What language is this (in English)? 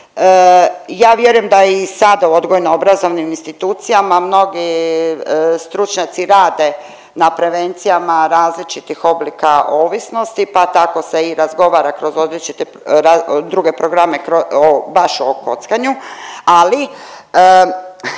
Croatian